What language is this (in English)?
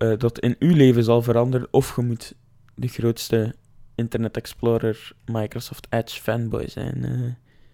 Dutch